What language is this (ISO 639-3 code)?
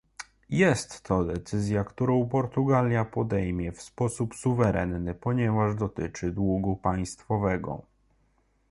pol